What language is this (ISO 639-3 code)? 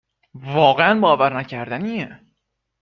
fas